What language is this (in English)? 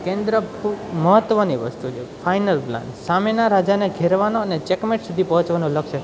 Gujarati